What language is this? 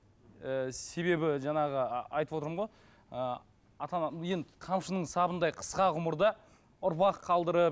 Kazakh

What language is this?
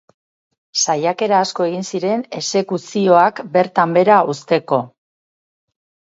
Basque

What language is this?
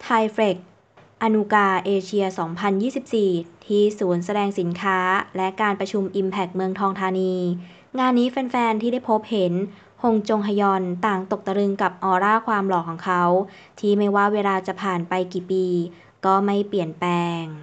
Thai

